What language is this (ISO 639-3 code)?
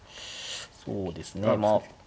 jpn